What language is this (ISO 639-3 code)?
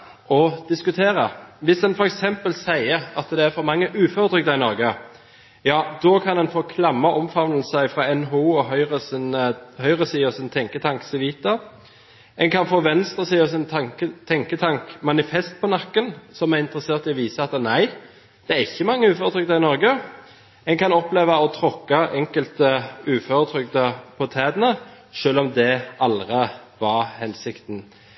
nob